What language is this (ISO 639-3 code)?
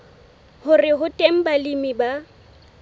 sot